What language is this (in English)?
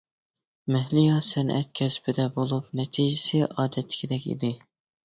Uyghur